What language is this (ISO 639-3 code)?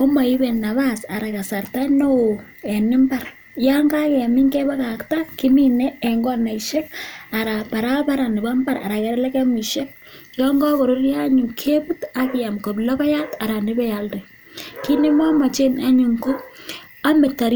kln